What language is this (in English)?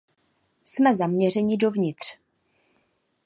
Czech